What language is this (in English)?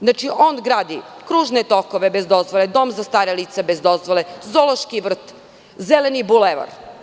Serbian